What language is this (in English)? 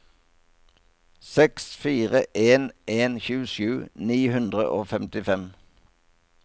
Norwegian